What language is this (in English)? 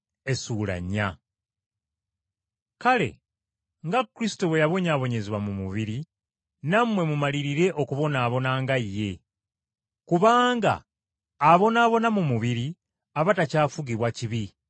Ganda